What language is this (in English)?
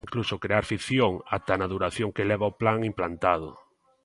Galician